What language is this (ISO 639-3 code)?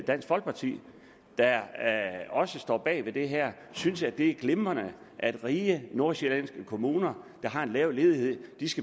dan